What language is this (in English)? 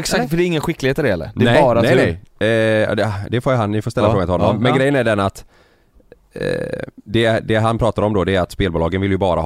Swedish